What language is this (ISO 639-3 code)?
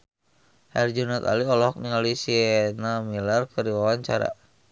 sun